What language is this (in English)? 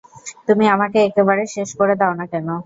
Bangla